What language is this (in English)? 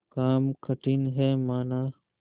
Hindi